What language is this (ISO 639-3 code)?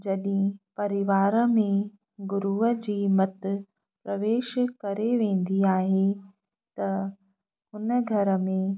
snd